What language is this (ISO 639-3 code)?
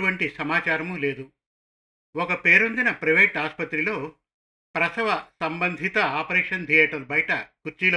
tel